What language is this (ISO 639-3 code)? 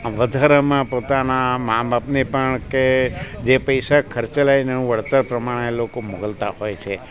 guj